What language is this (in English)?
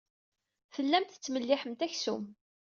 Kabyle